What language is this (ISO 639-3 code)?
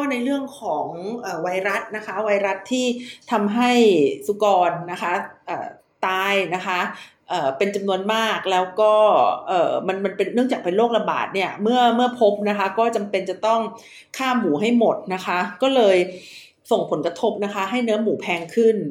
tha